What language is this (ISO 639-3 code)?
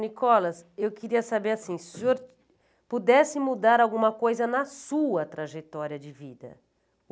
por